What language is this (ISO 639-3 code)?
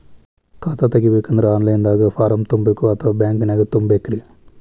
kan